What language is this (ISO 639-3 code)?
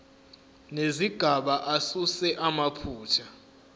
zul